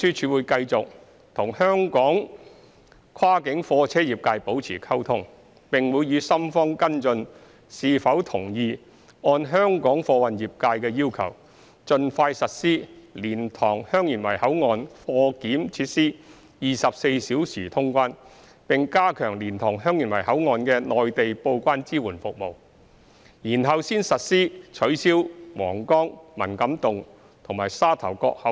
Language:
Cantonese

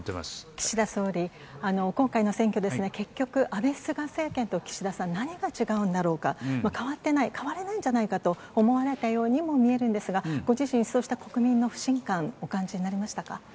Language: Japanese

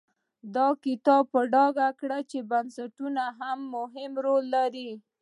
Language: Pashto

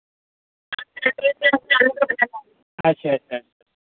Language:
Dogri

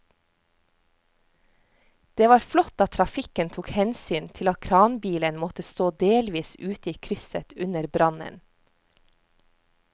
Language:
Norwegian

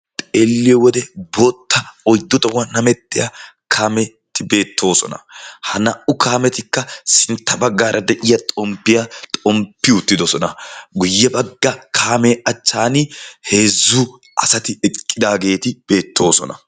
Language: Wolaytta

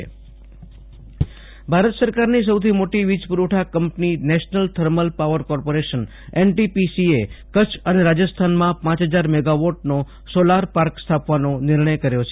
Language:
Gujarati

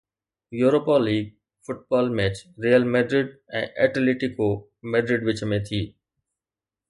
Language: Sindhi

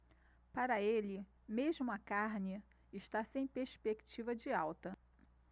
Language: Portuguese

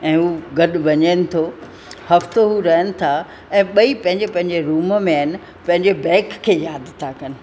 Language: Sindhi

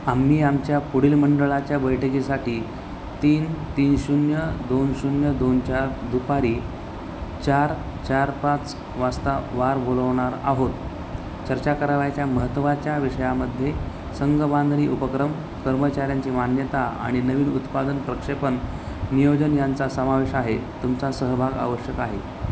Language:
Marathi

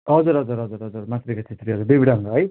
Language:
Nepali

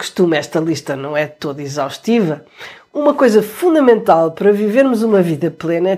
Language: Portuguese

